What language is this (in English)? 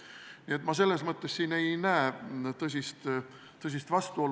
Estonian